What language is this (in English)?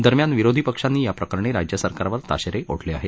Marathi